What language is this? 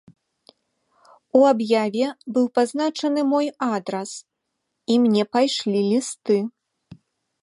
Belarusian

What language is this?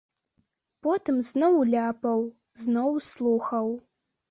Belarusian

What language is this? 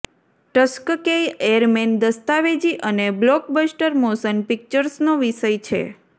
Gujarati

